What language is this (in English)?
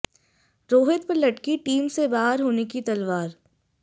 Hindi